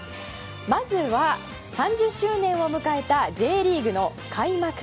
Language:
Japanese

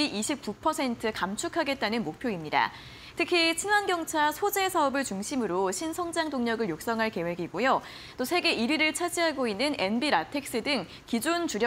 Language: Korean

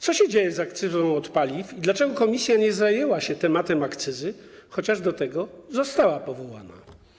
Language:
Polish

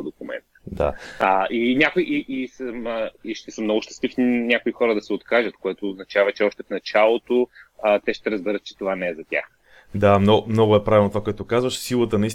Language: Bulgarian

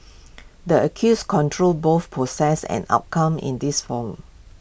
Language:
English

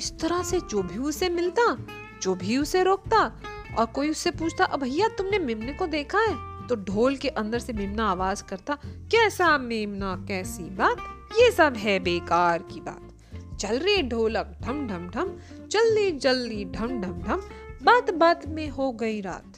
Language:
Hindi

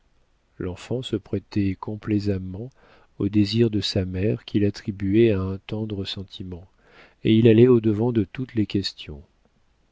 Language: French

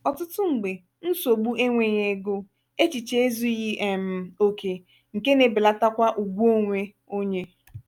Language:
Igbo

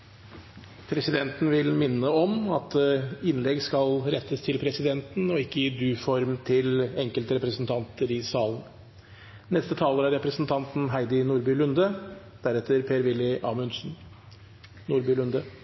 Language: Norwegian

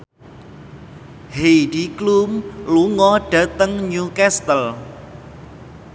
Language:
Javanese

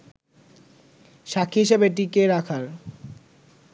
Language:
Bangla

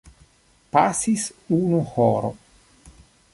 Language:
Esperanto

